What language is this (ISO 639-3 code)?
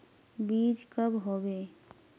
mag